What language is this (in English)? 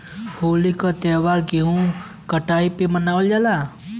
Bhojpuri